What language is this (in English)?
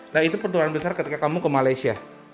Indonesian